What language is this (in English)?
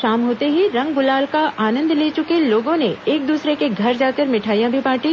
Hindi